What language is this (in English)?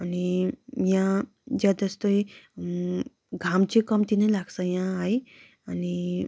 Nepali